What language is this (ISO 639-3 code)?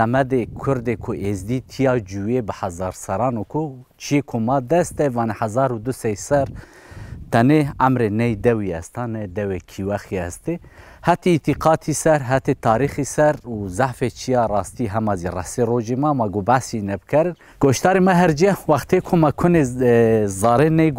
tur